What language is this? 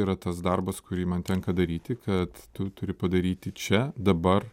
Lithuanian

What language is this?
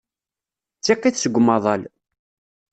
Kabyle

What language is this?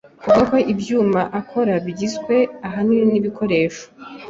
Kinyarwanda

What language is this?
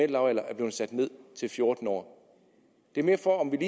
Danish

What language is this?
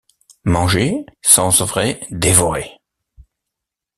French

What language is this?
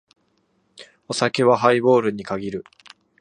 Japanese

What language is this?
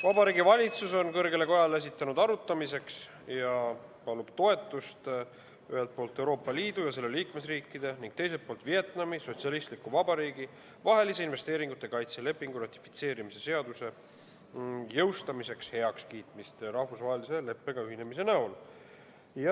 Estonian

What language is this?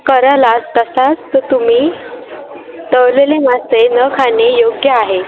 Marathi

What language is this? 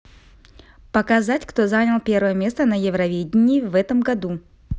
Russian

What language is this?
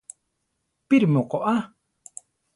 Central Tarahumara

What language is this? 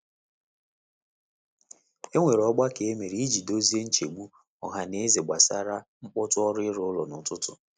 Igbo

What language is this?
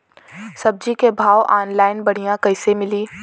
Bhojpuri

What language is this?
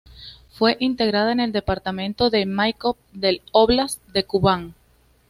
Spanish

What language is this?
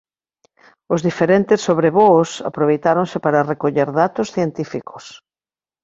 Galician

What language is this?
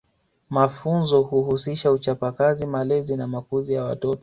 Swahili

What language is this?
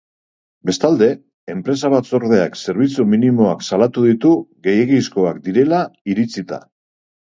Basque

